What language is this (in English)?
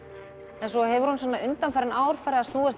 Icelandic